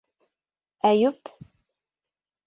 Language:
Bashkir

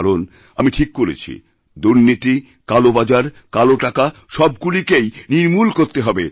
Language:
Bangla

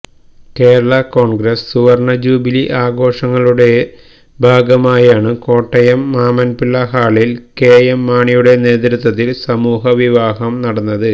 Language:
Malayalam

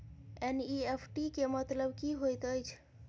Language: Maithili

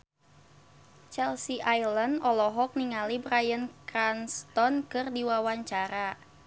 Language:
Sundanese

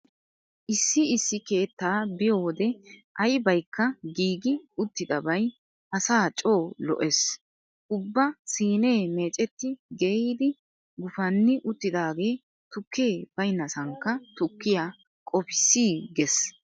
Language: Wolaytta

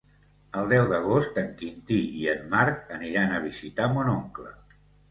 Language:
Catalan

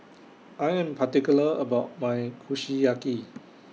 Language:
English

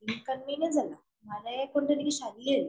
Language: Malayalam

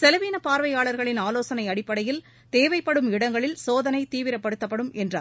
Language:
Tamil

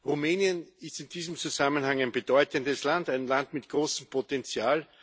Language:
German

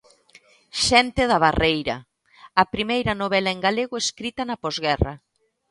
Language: Galician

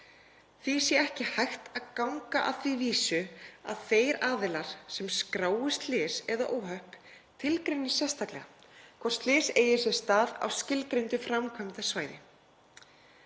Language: Icelandic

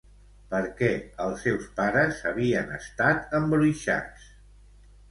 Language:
Catalan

